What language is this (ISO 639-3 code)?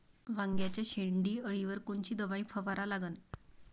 mar